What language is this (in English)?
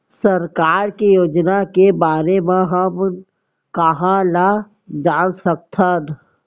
Chhattisgarhi